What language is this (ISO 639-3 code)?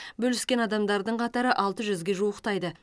kaz